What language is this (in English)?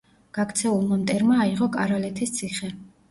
Georgian